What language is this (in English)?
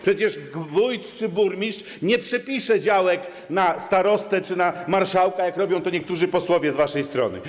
Polish